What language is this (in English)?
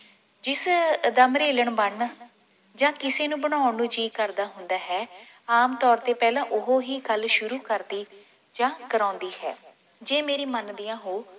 Punjabi